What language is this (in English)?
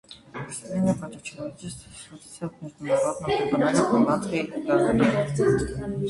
Russian